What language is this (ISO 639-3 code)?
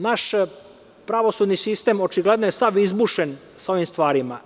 srp